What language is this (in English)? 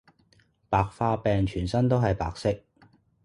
Cantonese